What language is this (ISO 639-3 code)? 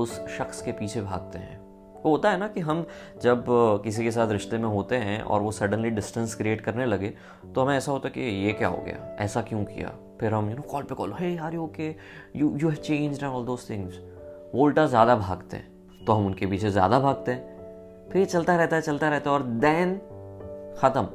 hin